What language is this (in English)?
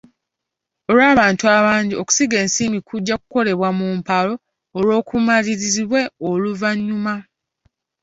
Ganda